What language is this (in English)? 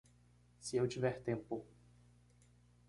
Portuguese